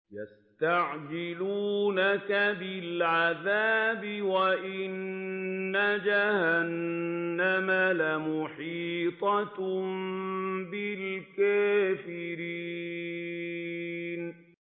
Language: Arabic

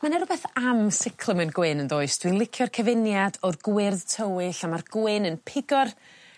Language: Welsh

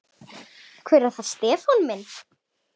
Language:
Icelandic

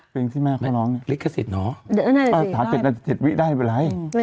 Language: Thai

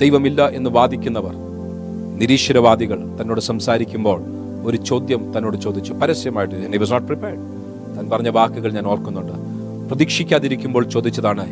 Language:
Malayalam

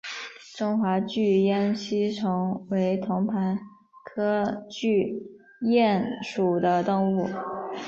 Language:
Chinese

